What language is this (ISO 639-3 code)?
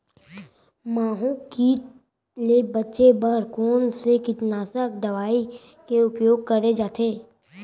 hne